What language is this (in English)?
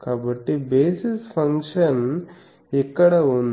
Telugu